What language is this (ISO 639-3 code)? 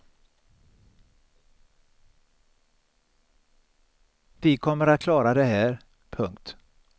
swe